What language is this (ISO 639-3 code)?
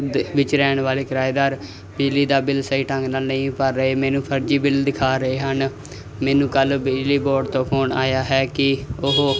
pan